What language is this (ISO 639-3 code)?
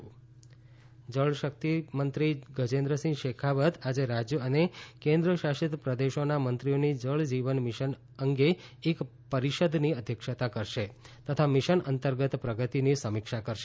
guj